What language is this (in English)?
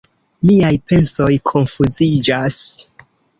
Esperanto